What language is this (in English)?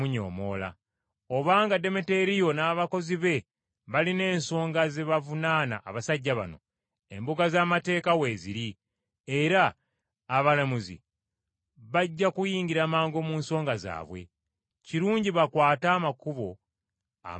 Ganda